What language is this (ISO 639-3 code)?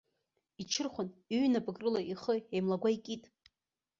abk